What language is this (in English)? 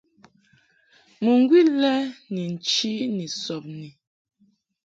Mungaka